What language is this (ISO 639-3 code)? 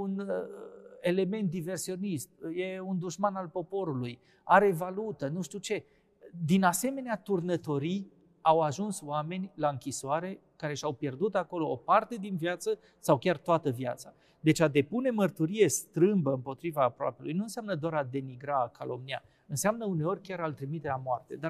ron